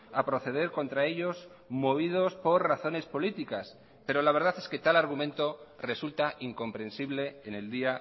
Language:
Spanish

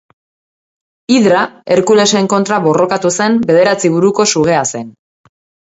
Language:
Basque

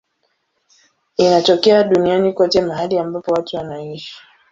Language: Swahili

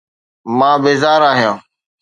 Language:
Sindhi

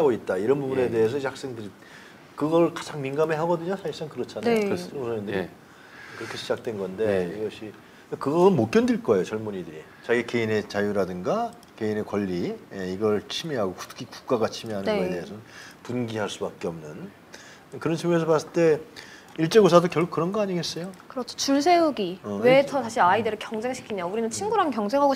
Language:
Korean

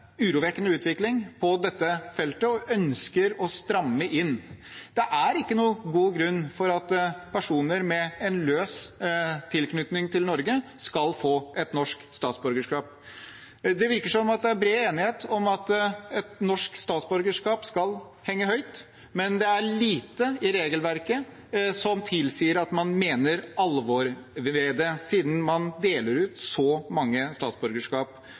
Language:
Norwegian Bokmål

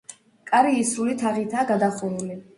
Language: Georgian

